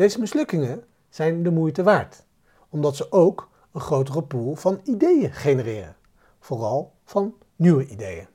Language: Dutch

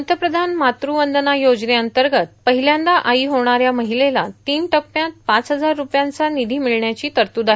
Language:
Marathi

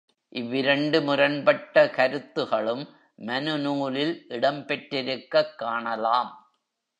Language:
Tamil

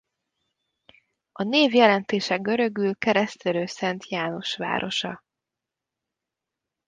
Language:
Hungarian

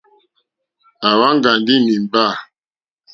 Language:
Mokpwe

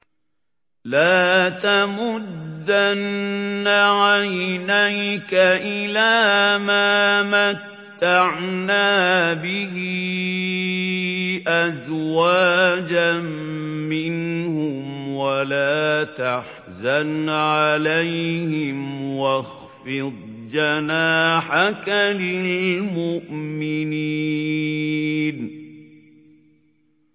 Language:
Arabic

